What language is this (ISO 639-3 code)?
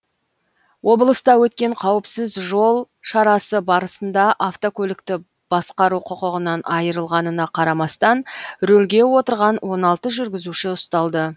kaz